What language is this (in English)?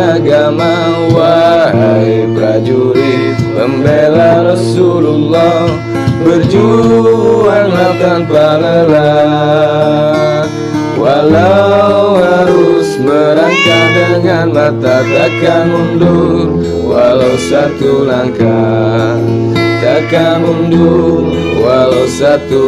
Indonesian